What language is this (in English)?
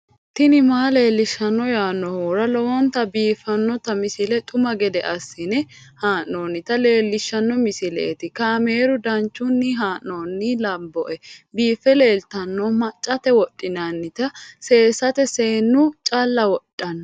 Sidamo